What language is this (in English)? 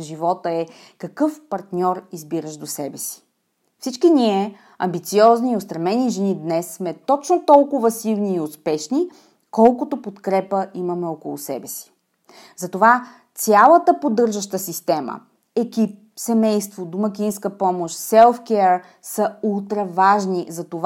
Bulgarian